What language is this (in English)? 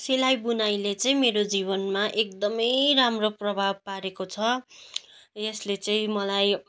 Nepali